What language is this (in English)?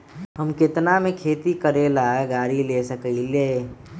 Magahi